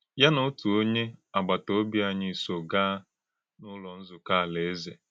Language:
Igbo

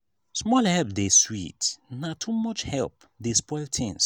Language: Nigerian Pidgin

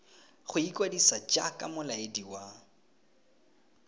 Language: Tswana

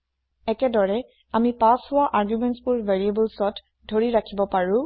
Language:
Assamese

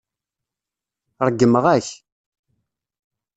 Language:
Kabyle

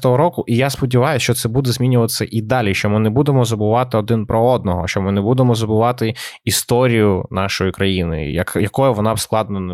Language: Ukrainian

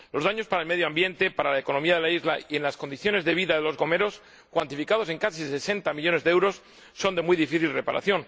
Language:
Spanish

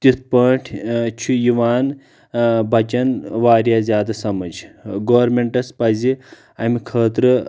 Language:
Kashmiri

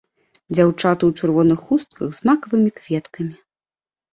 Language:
Belarusian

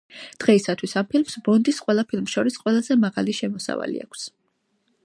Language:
Georgian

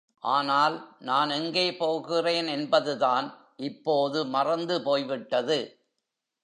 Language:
Tamil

